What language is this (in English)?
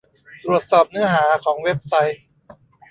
Thai